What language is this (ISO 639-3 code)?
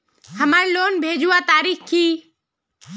mag